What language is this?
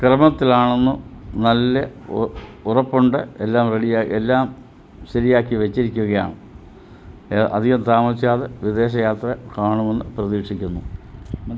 Malayalam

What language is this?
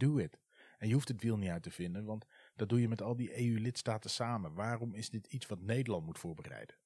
Dutch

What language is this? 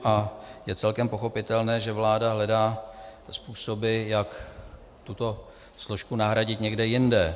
Czech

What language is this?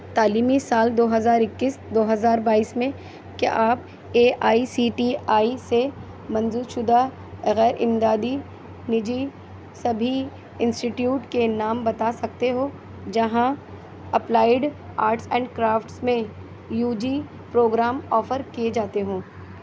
Urdu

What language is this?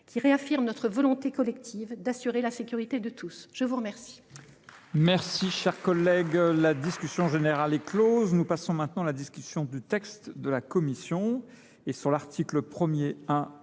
French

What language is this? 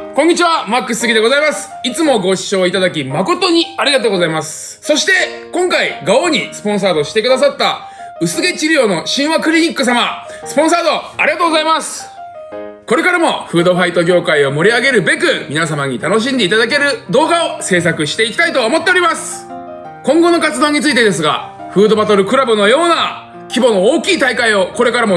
Japanese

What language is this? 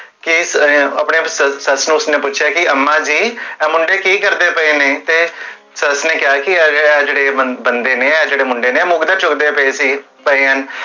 Punjabi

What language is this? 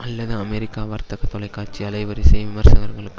Tamil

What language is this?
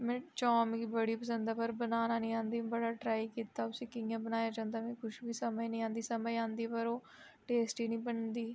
Dogri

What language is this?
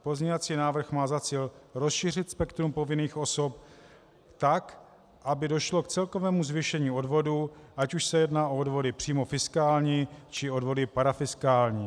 Czech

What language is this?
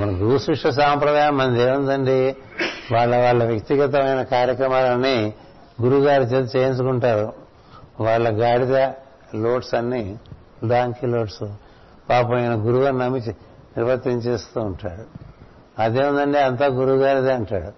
Telugu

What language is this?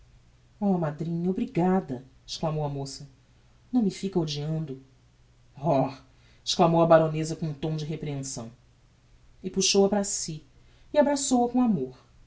Portuguese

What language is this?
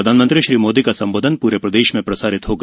Hindi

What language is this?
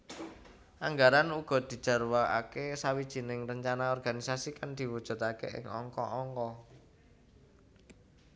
Javanese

